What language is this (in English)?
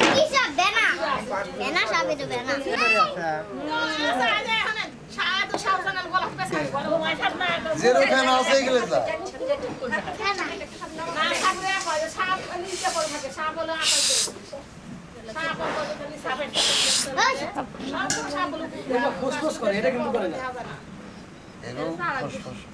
Bangla